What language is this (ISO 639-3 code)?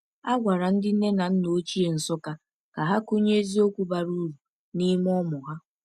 ibo